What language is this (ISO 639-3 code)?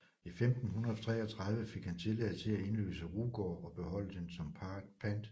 dan